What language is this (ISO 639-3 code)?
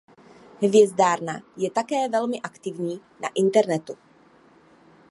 ces